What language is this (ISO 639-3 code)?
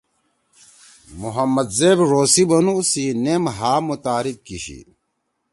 trw